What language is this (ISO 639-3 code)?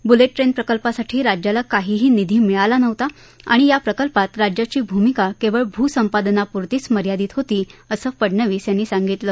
mar